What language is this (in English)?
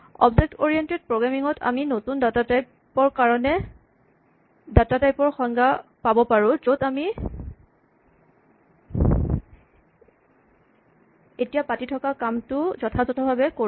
Assamese